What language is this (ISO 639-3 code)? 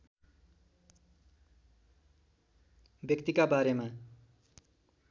nep